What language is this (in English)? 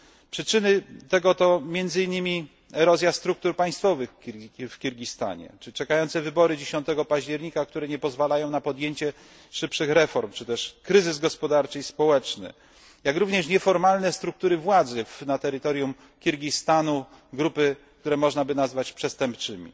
Polish